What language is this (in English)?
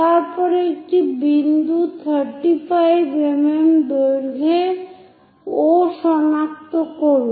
Bangla